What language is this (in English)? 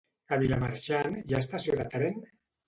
Catalan